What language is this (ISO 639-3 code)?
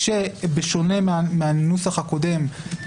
heb